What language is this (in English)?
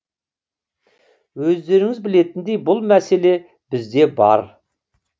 Kazakh